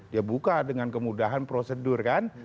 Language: Indonesian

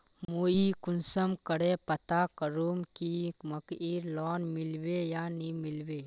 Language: Magahi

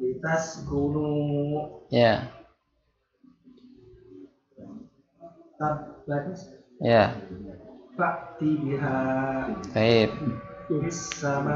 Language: Indonesian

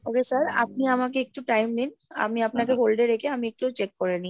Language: Bangla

